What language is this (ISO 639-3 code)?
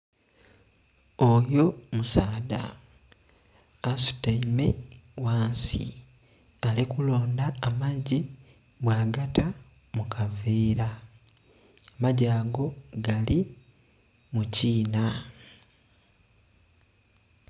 xog